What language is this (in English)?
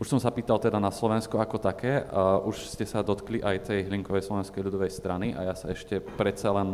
Slovak